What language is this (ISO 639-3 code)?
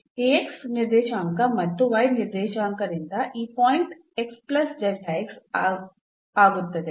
kan